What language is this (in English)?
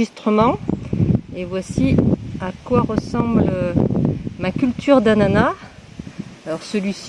French